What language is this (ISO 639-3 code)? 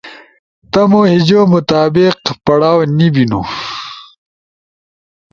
ush